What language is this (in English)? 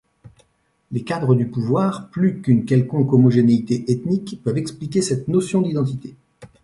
French